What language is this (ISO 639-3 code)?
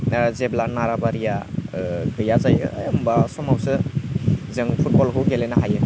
brx